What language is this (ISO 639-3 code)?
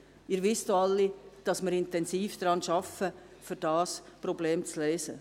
gsw